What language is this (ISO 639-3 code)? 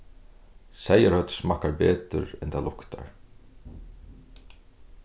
fao